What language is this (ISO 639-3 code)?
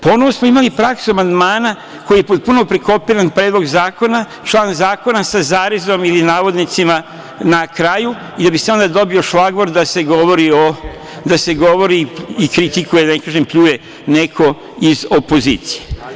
srp